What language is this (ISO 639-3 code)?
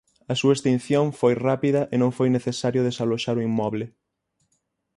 glg